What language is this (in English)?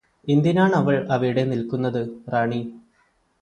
Malayalam